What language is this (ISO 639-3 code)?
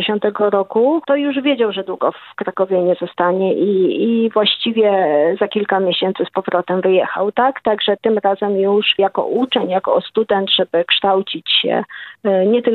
pol